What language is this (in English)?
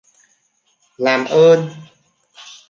Vietnamese